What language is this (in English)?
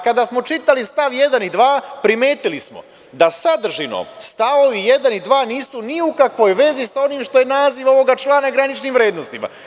Serbian